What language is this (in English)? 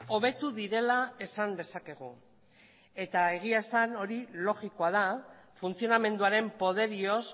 Basque